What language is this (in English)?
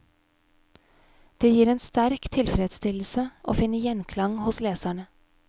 Norwegian